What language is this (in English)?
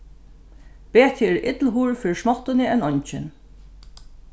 Faroese